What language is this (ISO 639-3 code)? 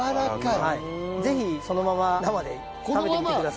jpn